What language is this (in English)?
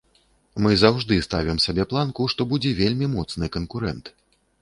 Belarusian